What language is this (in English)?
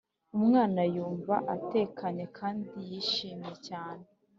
Kinyarwanda